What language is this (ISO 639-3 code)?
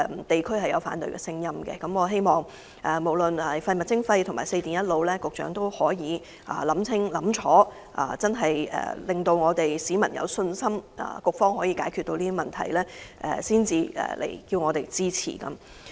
yue